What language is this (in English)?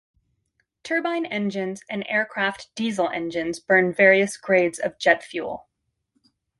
English